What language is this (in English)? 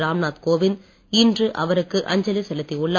Tamil